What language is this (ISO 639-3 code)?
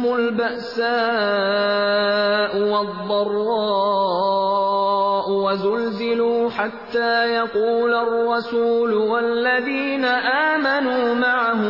urd